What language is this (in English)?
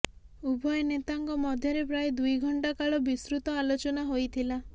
Odia